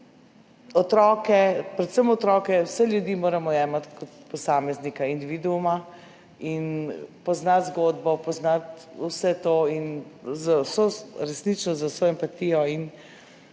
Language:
Slovenian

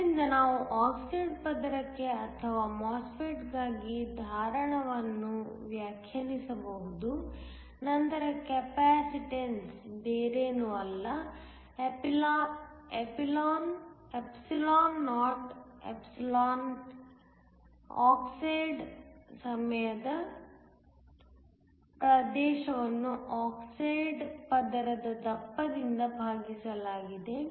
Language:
Kannada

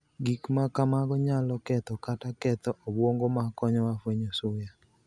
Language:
Luo (Kenya and Tanzania)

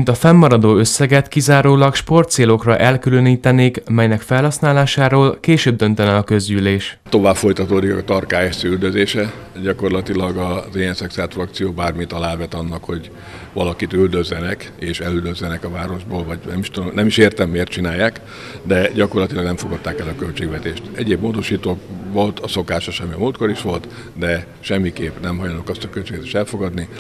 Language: Hungarian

